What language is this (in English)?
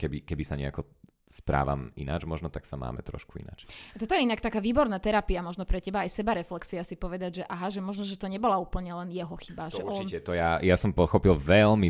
Slovak